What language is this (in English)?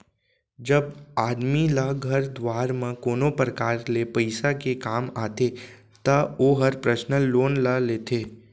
Chhattisgarhi